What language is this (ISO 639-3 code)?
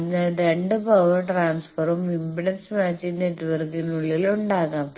mal